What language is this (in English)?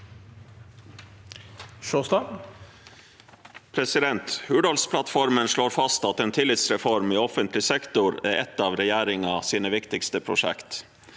Norwegian